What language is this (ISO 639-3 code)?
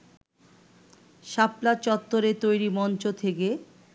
ben